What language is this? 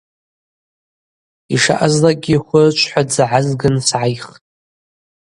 Abaza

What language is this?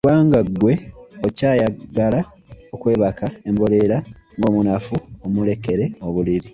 Ganda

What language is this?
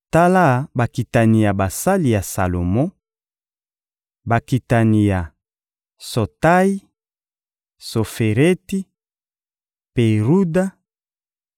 Lingala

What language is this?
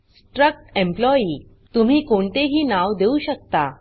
Marathi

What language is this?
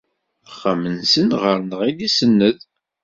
Kabyle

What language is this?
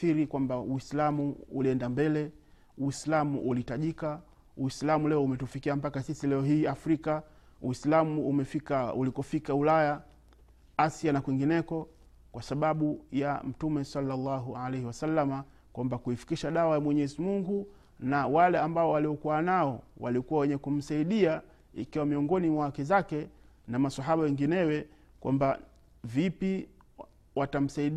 Swahili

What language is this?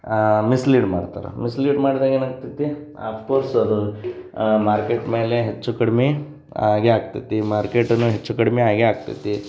Kannada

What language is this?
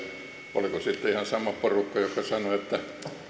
Finnish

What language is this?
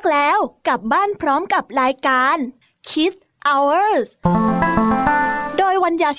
Thai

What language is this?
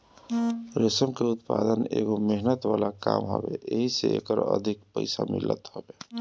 Bhojpuri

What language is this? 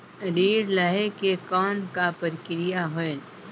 Chhattisgarhi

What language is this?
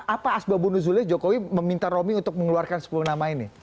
Indonesian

